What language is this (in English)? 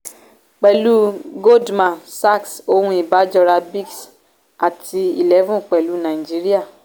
Yoruba